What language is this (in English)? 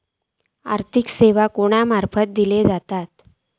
Marathi